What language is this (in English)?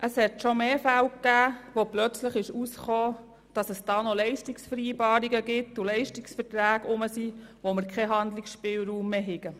Swiss German